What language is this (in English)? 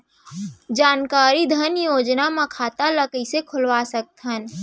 Chhattisgarhi